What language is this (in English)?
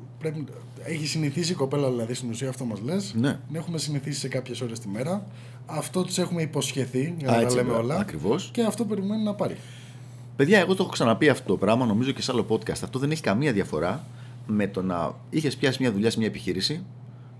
Greek